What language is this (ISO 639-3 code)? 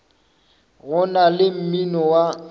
nso